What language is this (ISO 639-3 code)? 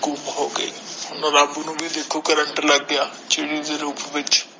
pan